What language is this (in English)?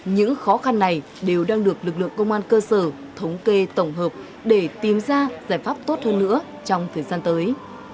Vietnamese